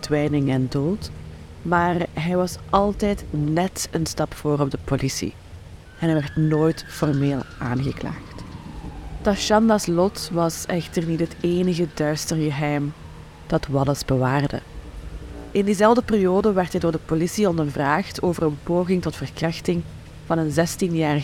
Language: Dutch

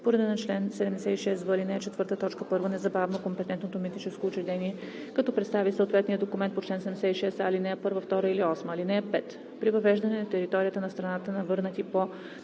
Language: Bulgarian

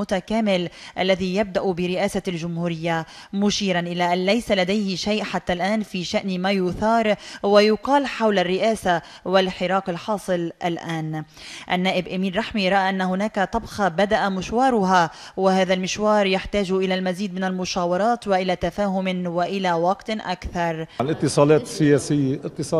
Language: Arabic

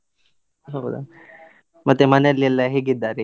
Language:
Kannada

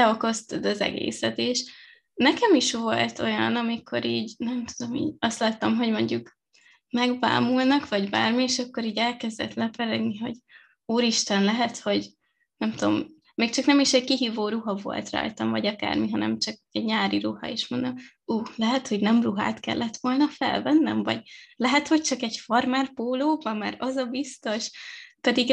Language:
Hungarian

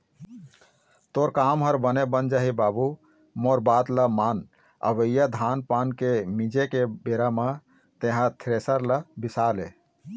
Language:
Chhattisgarhi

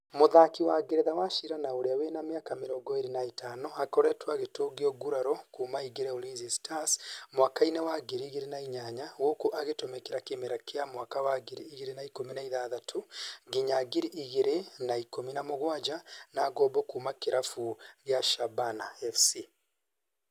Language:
Kikuyu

